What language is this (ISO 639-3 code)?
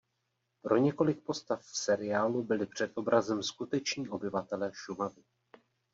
ces